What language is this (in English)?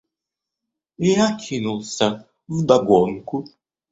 Russian